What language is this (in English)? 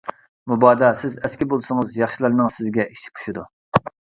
Uyghur